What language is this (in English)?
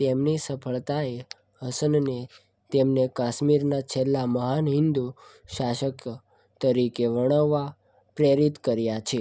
Gujarati